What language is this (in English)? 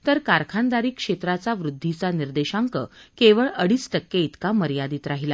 Marathi